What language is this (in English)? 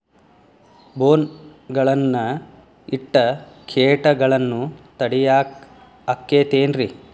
Kannada